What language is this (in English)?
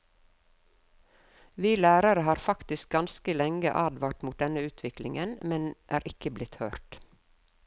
Norwegian